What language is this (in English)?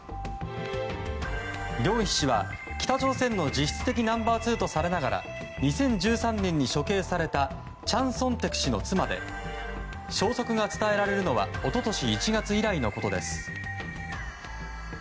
Japanese